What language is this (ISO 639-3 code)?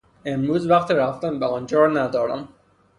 fas